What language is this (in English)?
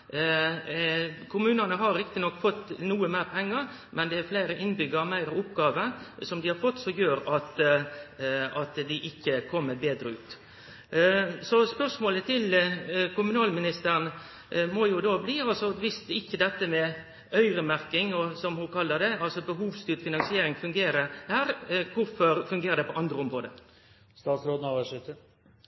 Norwegian Nynorsk